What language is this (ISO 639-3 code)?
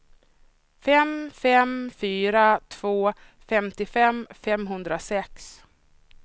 swe